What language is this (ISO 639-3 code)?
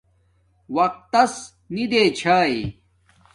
dmk